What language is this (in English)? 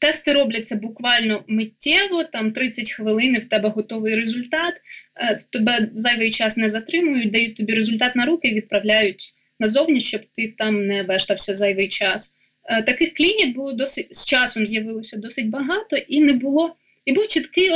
Ukrainian